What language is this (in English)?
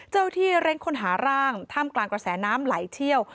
Thai